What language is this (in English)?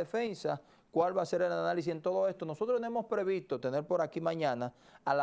Spanish